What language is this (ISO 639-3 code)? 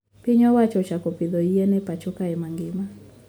luo